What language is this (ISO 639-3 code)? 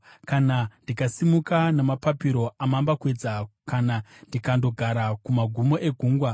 sna